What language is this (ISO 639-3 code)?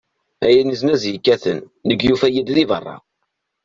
kab